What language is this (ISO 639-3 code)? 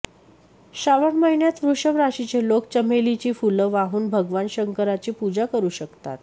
mar